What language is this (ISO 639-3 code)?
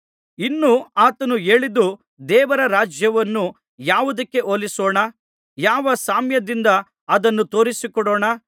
kan